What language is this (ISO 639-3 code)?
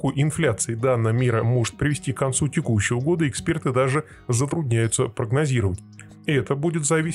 rus